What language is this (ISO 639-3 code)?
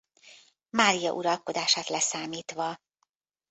hun